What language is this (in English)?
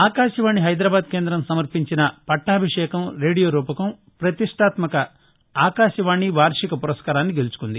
Telugu